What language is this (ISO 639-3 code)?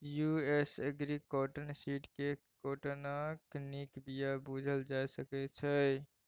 mai